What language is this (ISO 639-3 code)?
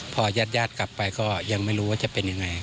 tha